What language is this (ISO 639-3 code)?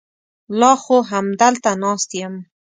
pus